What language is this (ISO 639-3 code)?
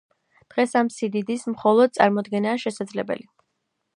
kat